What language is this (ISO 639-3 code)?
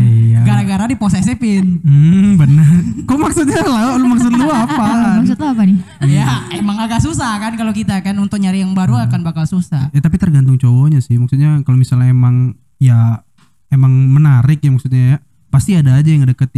ind